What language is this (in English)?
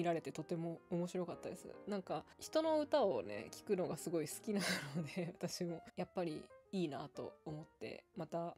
Japanese